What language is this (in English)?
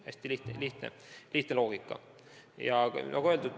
Estonian